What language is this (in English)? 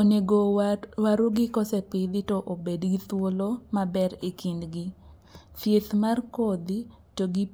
Luo (Kenya and Tanzania)